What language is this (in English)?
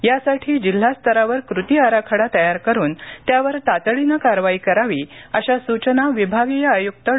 Marathi